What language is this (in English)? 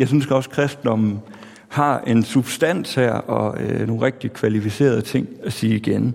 Danish